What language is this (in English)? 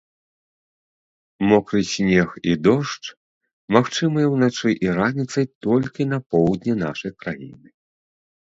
Belarusian